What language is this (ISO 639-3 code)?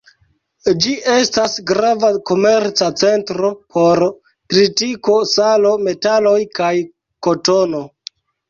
epo